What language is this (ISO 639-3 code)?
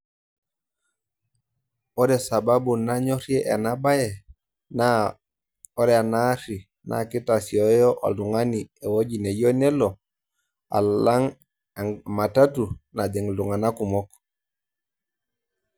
mas